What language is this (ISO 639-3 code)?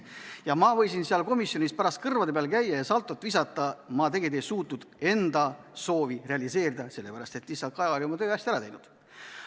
est